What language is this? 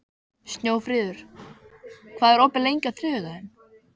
Icelandic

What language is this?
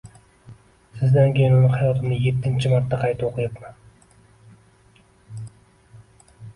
Uzbek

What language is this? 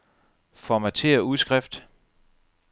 Danish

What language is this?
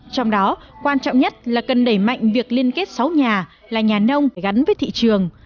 Vietnamese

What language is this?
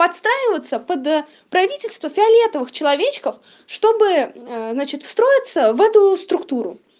Russian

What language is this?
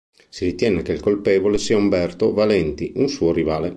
Italian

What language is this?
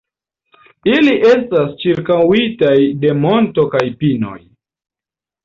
Esperanto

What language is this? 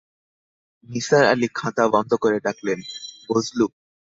Bangla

